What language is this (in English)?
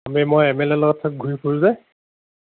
Assamese